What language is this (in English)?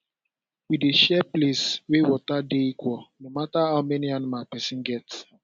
Nigerian Pidgin